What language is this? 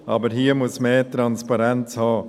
Swiss German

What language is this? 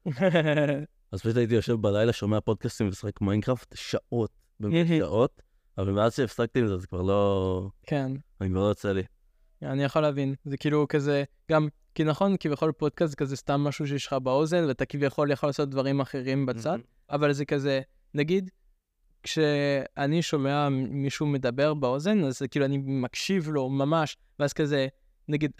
Hebrew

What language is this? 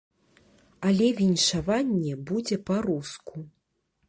Belarusian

